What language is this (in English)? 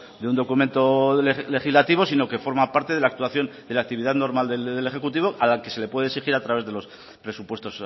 Spanish